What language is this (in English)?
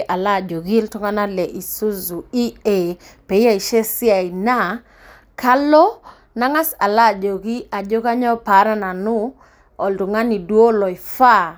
Masai